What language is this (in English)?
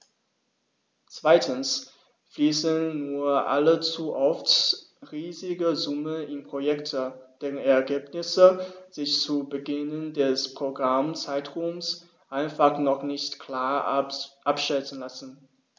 German